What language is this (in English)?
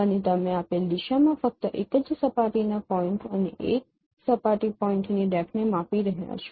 Gujarati